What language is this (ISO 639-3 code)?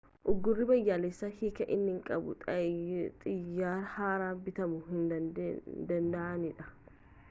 orm